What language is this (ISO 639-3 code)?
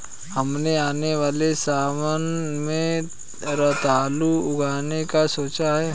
hin